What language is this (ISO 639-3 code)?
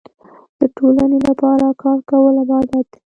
pus